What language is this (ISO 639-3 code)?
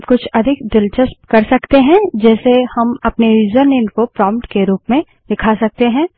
hin